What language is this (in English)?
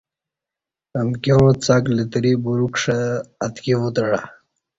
Kati